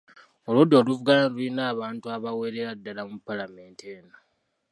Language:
Ganda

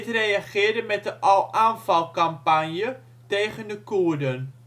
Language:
Dutch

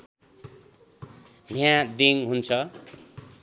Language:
Nepali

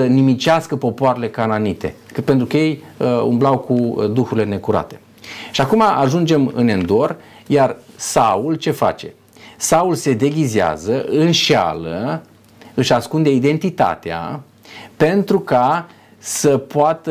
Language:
Romanian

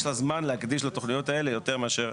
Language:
Hebrew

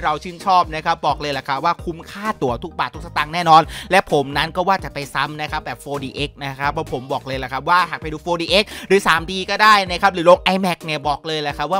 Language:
Thai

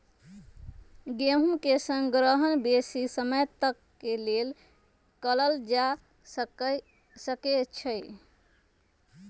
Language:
Magahi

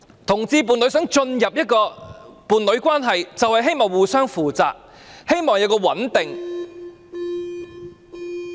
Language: Cantonese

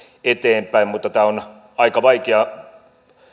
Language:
Finnish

